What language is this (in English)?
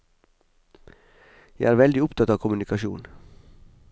Norwegian